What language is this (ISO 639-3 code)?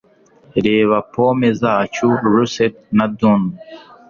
kin